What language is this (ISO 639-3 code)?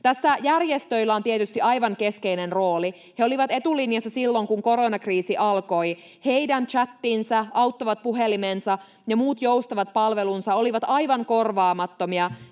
fin